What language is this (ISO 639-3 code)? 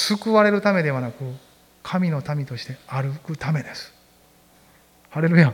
jpn